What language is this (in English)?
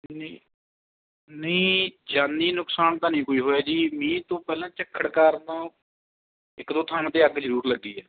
Punjabi